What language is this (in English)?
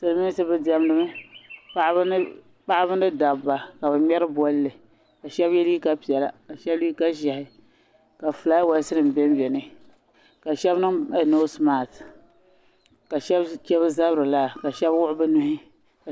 Dagbani